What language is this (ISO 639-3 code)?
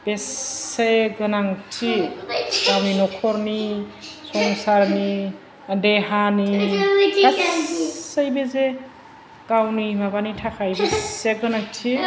brx